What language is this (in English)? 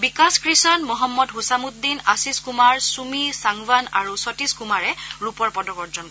Assamese